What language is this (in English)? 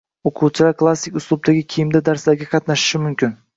Uzbek